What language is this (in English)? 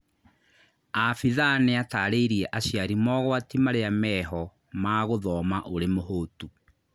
Kikuyu